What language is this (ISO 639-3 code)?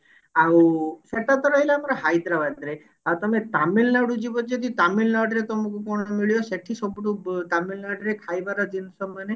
ori